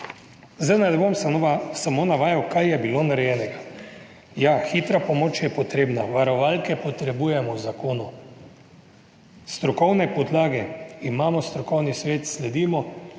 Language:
Slovenian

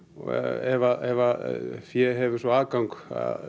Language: Icelandic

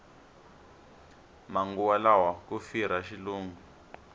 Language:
Tsonga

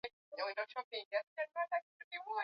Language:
Swahili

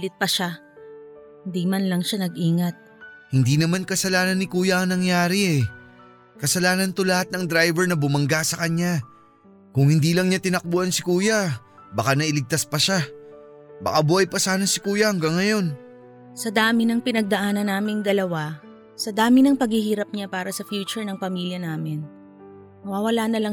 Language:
Filipino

